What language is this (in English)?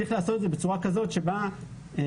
Hebrew